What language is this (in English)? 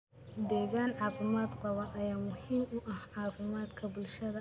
Somali